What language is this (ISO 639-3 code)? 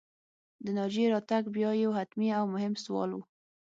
pus